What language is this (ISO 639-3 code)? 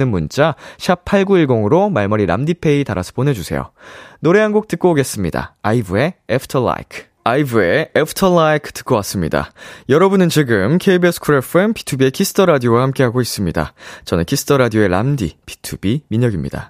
kor